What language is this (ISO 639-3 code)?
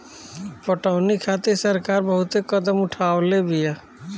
bho